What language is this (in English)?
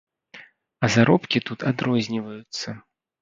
Belarusian